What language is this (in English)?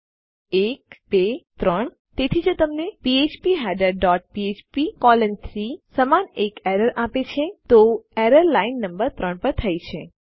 Gujarati